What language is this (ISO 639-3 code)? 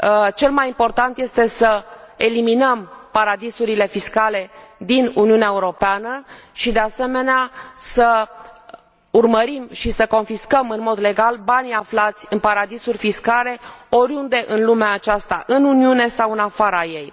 ron